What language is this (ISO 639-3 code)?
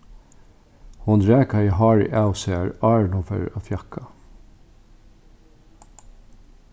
fao